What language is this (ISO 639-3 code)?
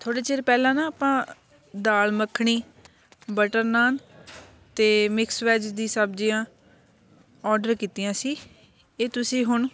pan